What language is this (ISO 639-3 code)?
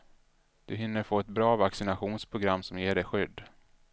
swe